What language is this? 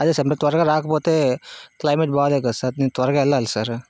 Telugu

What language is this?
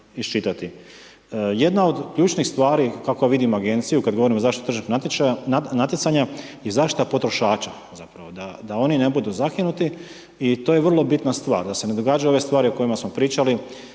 Croatian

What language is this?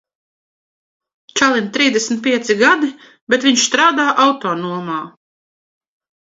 Latvian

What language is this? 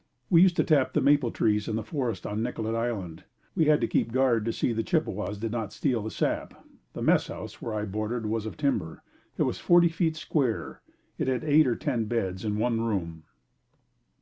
English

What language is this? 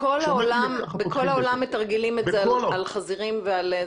Hebrew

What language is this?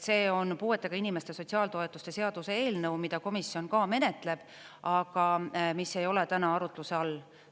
Estonian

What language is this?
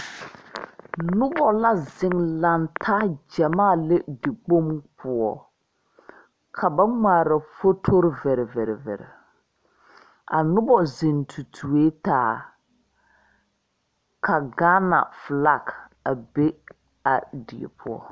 Southern Dagaare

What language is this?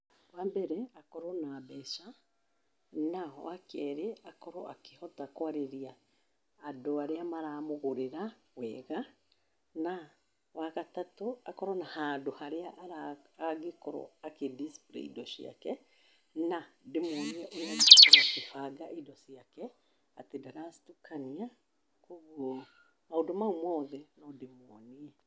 Kikuyu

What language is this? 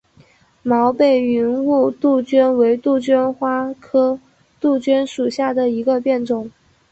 Chinese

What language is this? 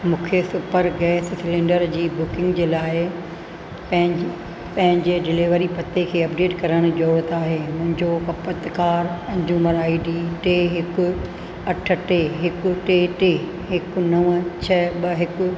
Sindhi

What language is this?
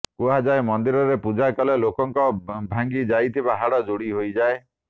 Odia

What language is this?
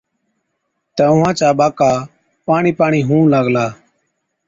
Od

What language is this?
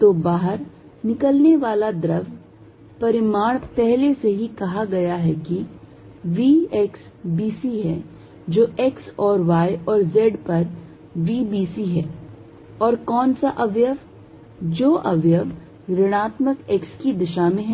Hindi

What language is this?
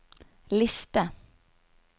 Norwegian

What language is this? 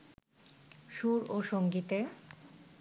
Bangla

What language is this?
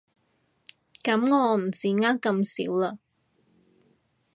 Cantonese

